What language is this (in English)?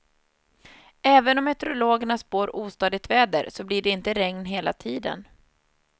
Swedish